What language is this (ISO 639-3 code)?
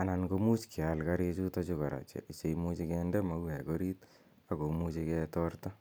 kln